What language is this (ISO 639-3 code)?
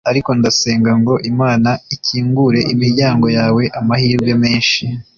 kin